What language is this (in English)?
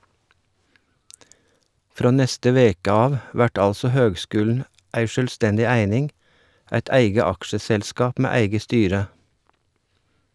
Norwegian